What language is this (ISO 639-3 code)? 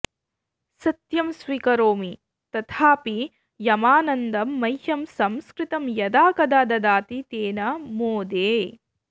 san